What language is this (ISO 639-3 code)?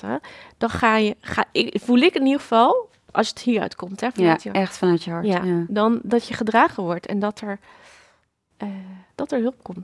nld